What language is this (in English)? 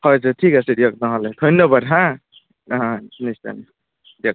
Assamese